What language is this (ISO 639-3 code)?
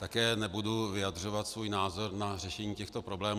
ces